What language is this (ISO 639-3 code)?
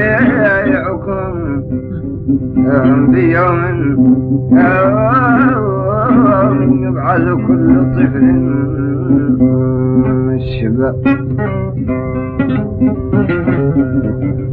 ara